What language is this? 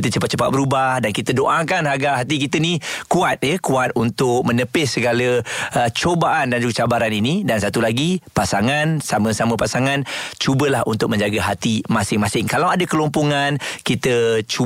Malay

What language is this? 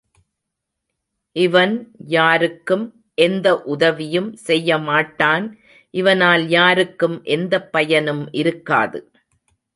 Tamil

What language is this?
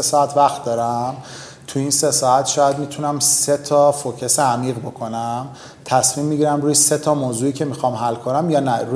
Persian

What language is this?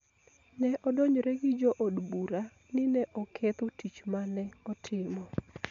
Luo (Kenya and Tanzania)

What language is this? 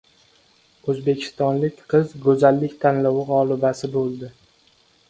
Uzbek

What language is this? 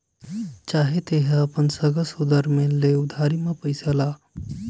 Chhattisgarhi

